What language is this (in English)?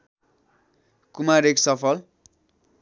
Nepali